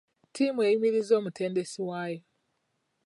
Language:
Ganda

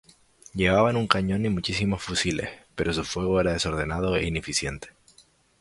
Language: Spanish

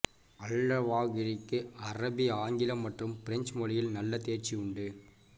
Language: Tamil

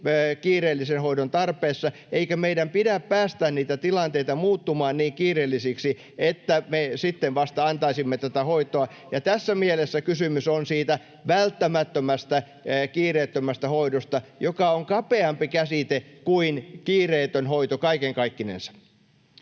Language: Finnish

